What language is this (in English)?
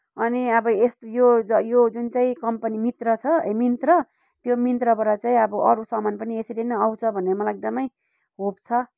Nepali